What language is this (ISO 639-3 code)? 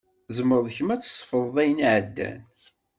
kab